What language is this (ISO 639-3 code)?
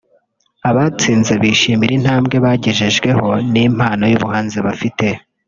kin